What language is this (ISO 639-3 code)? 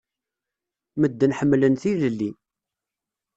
kab